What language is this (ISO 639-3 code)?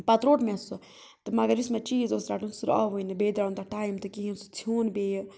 kas